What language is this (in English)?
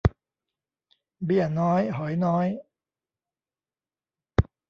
Thai